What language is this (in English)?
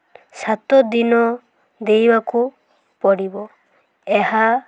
Odia